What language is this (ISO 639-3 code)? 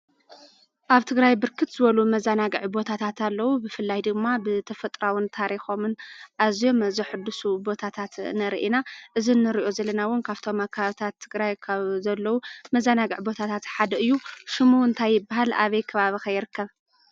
tir